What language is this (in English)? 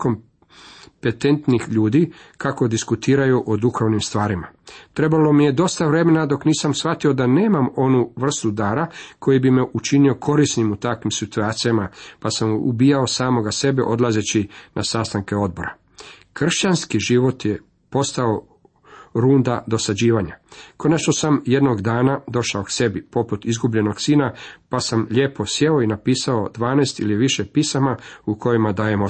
Croatian